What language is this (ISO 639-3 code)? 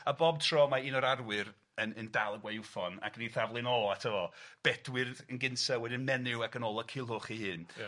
cym